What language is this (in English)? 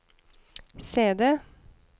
Norwegian